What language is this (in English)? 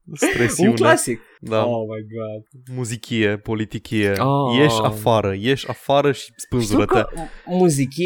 Romanian